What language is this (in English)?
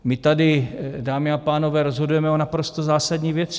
Czech